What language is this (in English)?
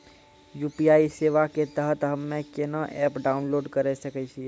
Maithili